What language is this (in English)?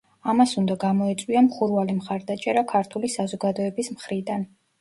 Georgian